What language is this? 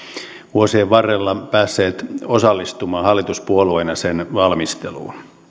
Finnish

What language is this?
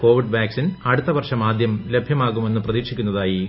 Malayalam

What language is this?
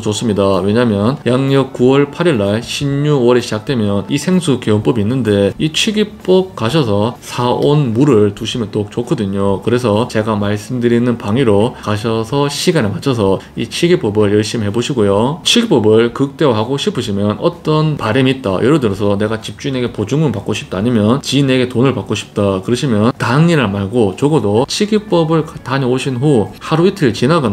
Korean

